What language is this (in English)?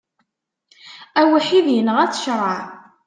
Kabyle